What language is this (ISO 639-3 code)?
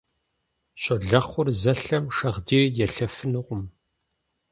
kbd